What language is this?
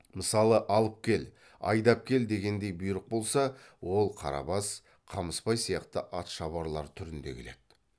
Kazakh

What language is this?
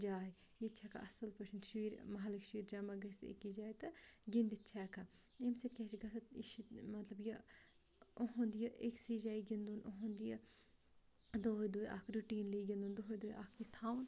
Kashmiri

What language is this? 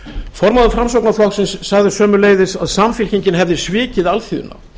Icelandic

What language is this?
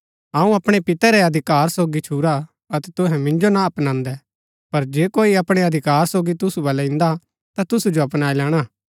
Gaddi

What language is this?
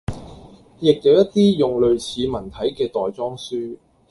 Cantonese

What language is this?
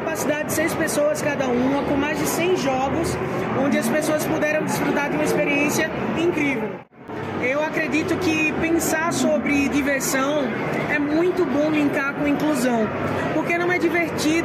Portuguese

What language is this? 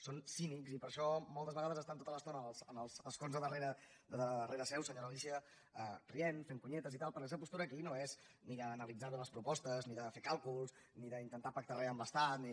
Catalan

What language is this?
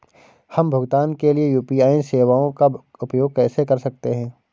Hindi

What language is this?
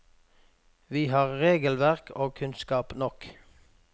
Norwegian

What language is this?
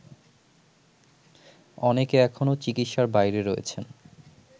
Bangla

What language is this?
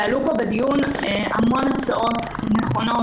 Hebrew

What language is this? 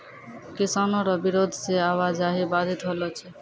Maithili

